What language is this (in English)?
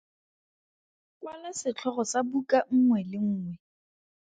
Tswana